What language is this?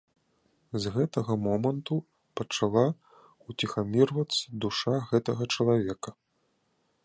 Belarusian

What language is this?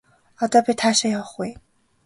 Mongolian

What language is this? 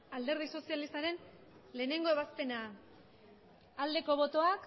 Basque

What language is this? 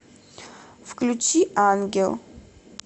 Russian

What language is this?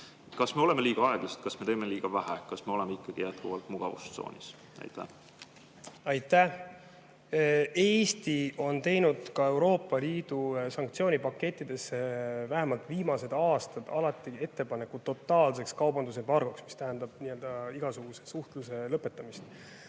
Estonian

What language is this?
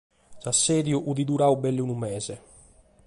Sardinian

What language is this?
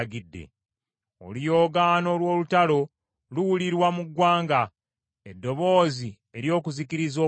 Ganda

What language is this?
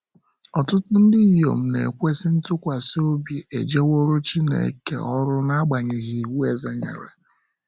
Igbo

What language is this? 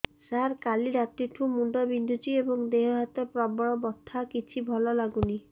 Odia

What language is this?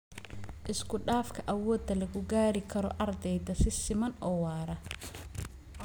Somali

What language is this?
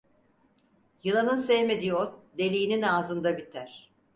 Turkish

